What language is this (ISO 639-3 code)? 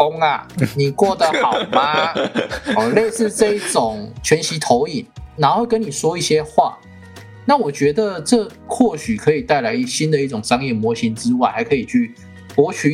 zho